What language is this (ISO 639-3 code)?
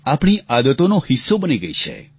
guj